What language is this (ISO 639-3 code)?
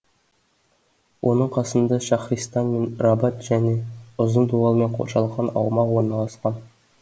kaz